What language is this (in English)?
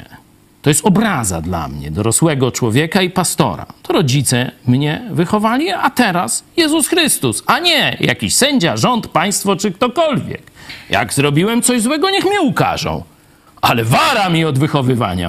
Polish